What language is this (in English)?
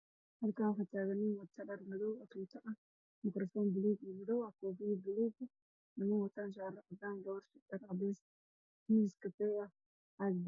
Somali